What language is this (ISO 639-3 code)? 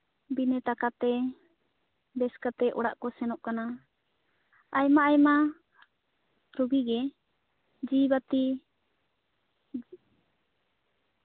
sat